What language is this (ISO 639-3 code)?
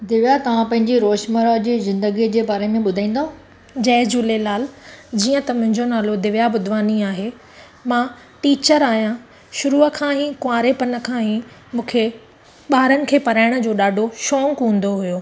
snd